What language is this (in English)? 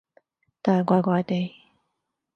Cantonese